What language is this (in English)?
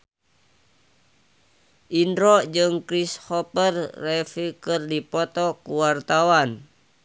Sundanese